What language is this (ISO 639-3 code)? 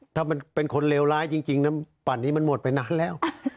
tha